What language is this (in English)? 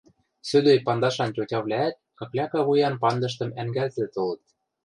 Western Mari